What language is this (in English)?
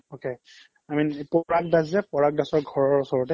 Assamese